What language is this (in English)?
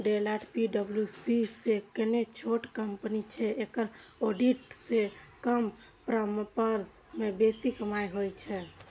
Maithili